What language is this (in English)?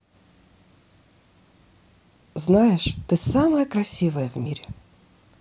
Russian